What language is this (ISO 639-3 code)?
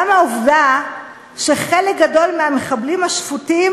heb